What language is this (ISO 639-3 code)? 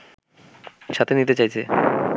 ben